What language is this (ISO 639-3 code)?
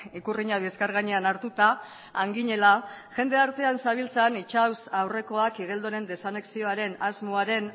eus